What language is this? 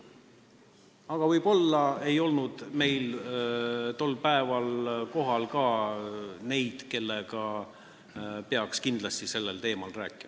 Estonian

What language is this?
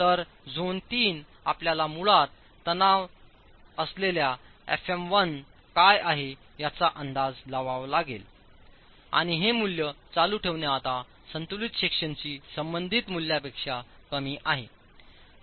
Marathi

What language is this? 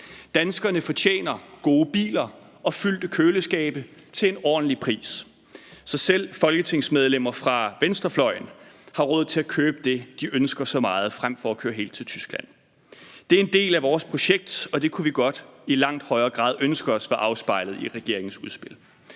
Danish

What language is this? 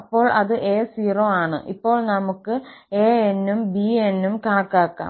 Malayalam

